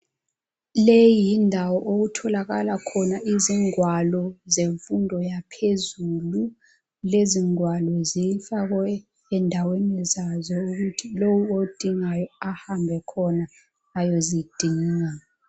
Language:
North Ndebele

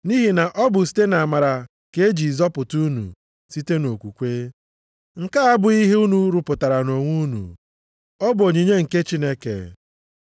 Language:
Igbo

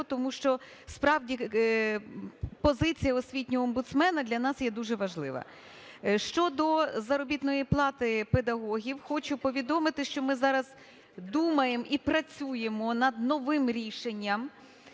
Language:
Ukrainian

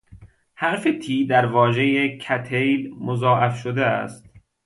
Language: Persian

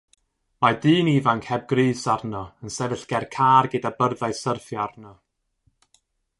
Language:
Welsh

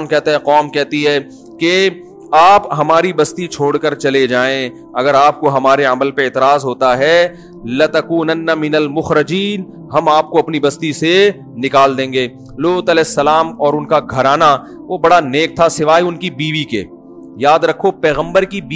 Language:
Urdu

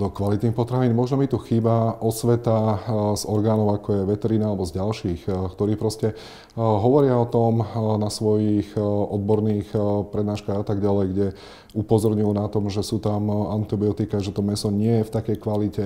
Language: Slovak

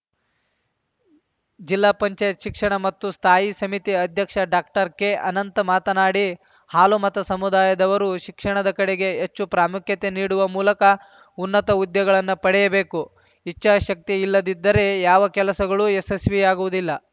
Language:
Kannada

